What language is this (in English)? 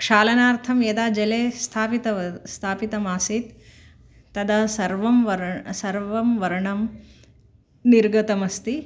Sanskrit